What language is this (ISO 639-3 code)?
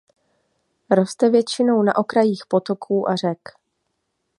ces